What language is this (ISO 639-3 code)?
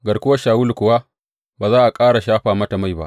hau